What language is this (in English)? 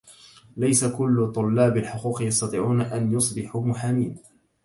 Arabic